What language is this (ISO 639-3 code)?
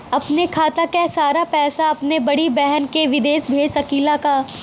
bho